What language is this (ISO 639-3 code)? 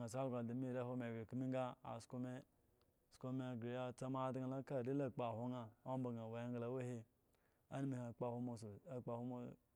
ego